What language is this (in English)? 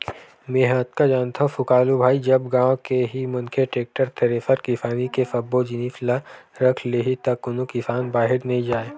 Chhattisgarhi